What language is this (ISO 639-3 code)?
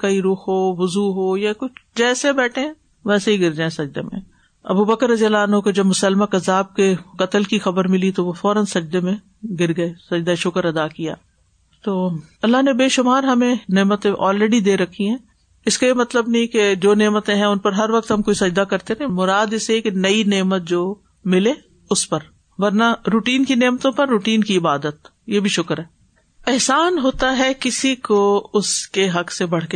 urd